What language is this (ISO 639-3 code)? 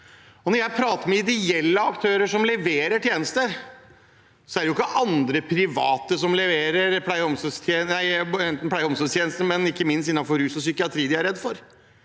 nor